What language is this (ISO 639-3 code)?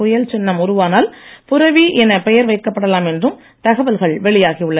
tam